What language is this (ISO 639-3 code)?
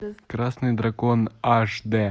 rus